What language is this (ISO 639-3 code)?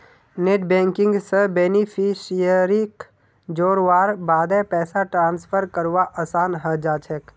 mag